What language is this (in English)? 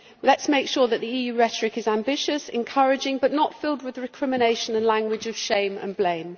English